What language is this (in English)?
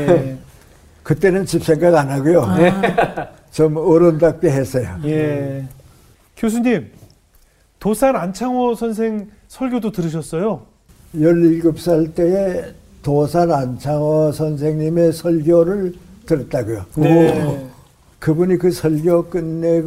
Korean